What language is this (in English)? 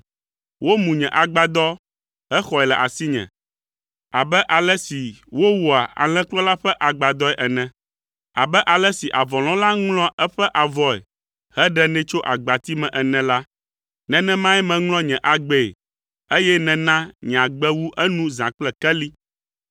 Ewe